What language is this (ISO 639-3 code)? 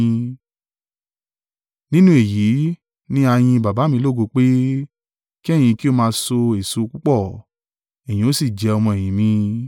yor